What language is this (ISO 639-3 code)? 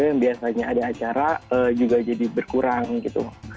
ind